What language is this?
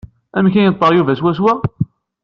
Kabyle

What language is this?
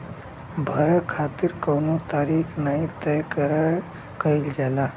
Bhojpuri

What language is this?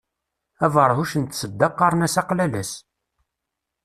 Kabyle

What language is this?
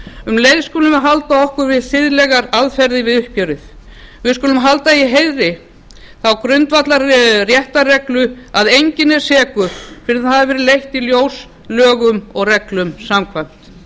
Icelandic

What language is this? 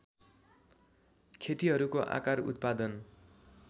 Nepali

